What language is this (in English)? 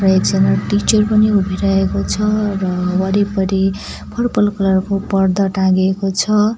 Nepali